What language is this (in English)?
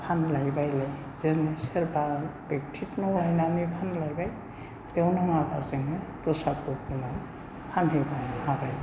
Bodo